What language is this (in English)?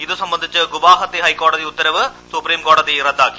Malayalam